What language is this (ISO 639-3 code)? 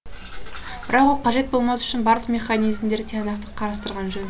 kaz